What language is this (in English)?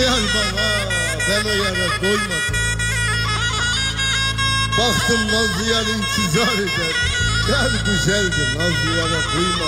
Arabic